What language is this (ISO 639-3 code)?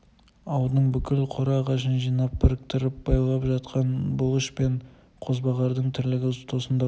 kaz